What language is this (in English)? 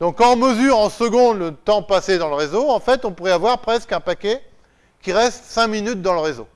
French